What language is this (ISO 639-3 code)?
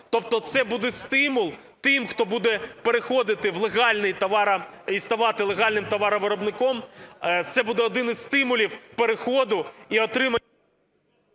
ukr